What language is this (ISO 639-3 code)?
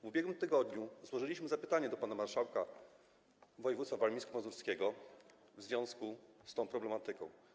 pol